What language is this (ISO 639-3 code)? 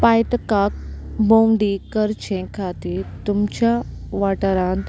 kok